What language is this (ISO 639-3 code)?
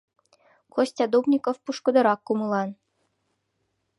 chm